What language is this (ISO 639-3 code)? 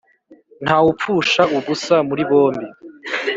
kin